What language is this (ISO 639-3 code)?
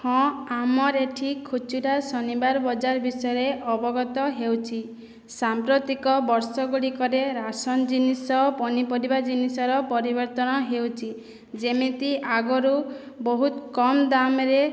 ori